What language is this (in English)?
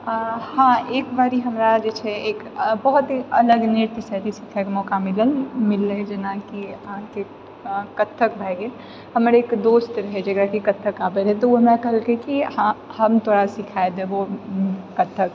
Maithili